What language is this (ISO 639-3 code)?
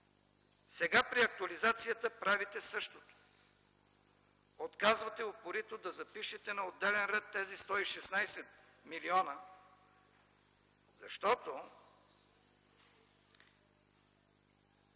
bul